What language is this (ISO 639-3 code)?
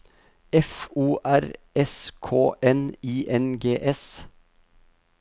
nor